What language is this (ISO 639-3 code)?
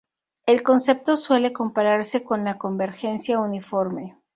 spa